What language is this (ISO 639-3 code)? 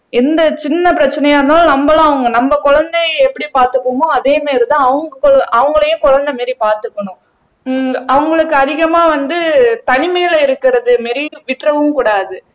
tam